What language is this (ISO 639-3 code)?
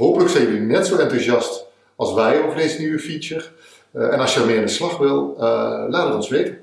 nld